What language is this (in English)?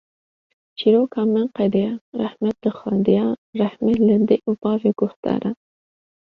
Kurdish